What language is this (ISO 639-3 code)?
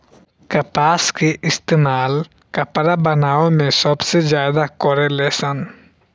bho